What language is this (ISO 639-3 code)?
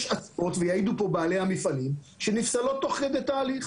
heb